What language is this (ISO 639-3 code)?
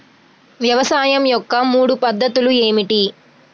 tel